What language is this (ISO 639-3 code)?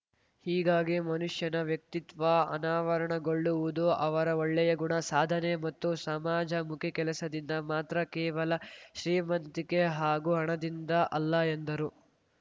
kan